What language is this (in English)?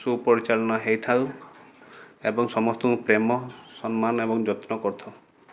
Odia